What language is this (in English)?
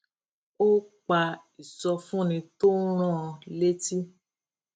Yoruba